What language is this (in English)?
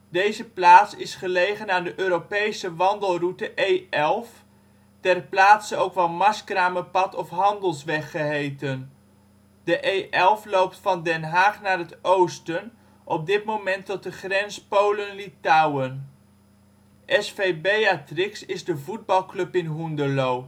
Dutch